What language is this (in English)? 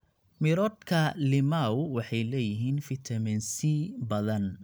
Somali